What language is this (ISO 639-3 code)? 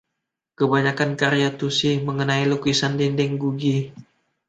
ind